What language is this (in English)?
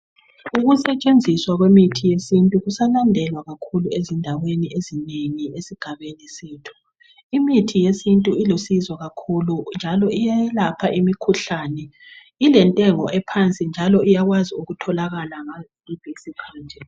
North Ndebele